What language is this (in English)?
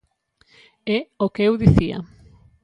Galician